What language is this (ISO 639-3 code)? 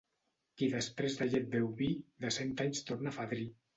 cat